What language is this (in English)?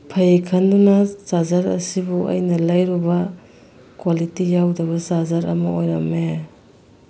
Manipuri